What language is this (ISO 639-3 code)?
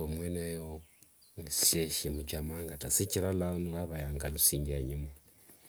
lwg